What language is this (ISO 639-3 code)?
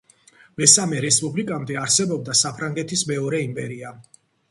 kat